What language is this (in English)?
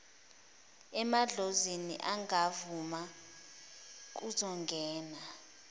Zulu